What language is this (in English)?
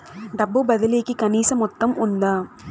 Telugu